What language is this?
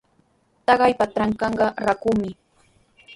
Sihuas Ancash Quechua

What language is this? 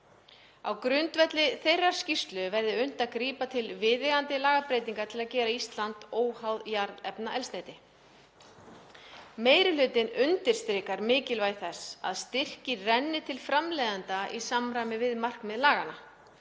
Icelandic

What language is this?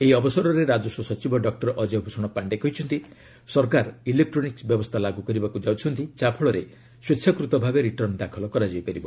Odia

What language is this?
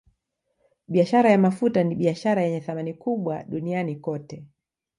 Swahili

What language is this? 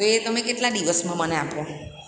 Gujarati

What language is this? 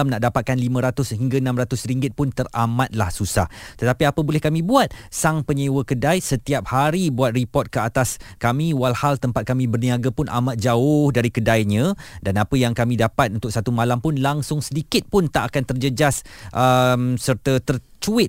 Malay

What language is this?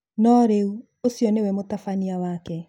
Kikuyu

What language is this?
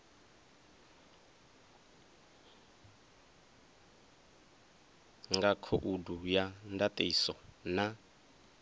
Venda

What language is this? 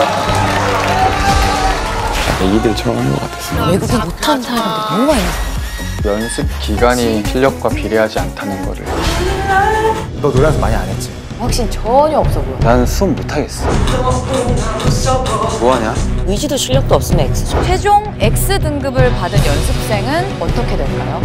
Korean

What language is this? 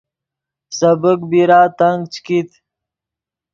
Yidgha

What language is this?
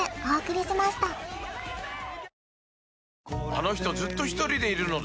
Japanese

